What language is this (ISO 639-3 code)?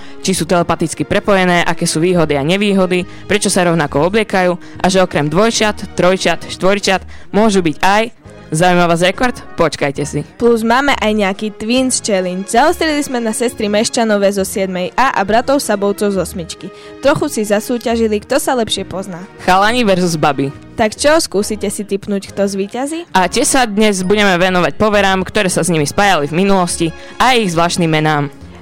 slk